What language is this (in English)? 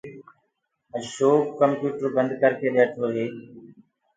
Gurgula